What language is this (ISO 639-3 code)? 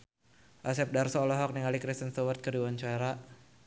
sun